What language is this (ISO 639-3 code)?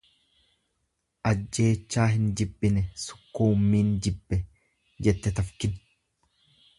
orm